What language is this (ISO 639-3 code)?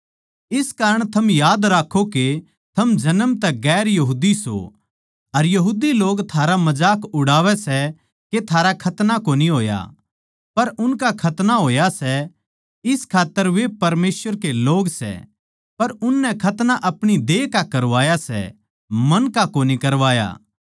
bgc